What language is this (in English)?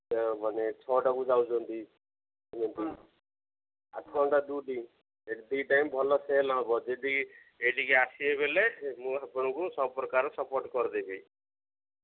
Odia